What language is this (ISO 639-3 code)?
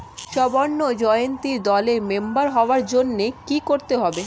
ben